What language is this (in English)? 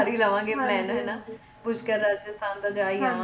Punjabi